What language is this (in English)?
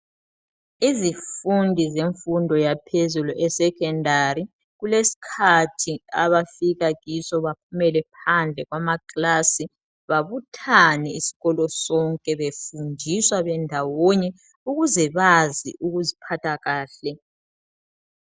North Ndebele